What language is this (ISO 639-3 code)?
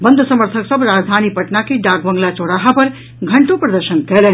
mai